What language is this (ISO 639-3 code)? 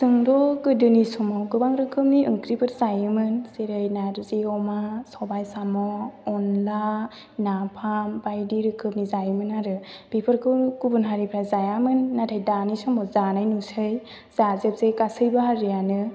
brx